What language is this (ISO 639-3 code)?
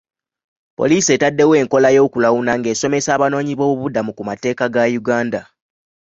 lug